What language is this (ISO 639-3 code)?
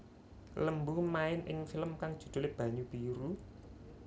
jav